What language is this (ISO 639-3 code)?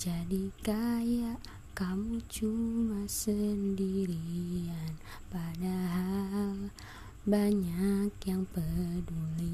ind